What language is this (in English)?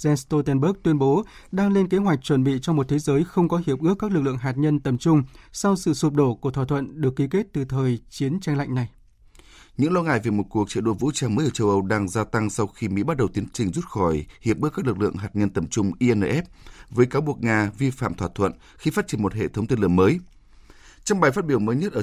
Vietnamese